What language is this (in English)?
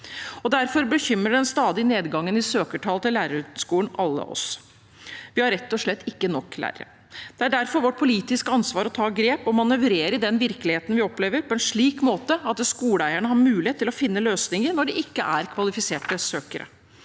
Norwegian